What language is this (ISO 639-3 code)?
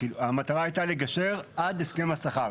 heb